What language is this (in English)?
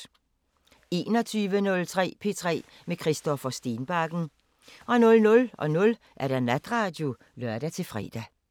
Danish